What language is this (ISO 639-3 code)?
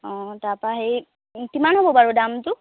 asm